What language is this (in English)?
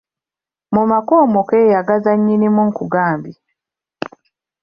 Ganda